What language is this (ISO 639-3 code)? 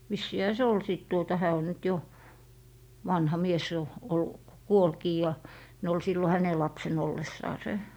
fin